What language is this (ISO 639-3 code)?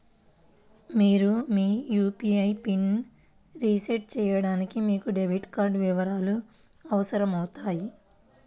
tel